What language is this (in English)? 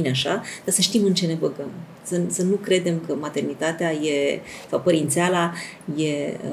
Romanian